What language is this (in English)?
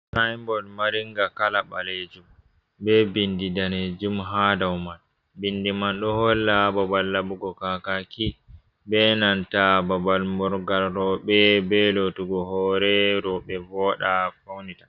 Fula